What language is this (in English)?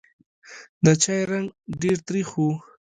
Pashto